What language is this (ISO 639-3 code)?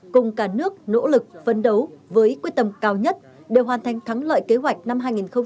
vie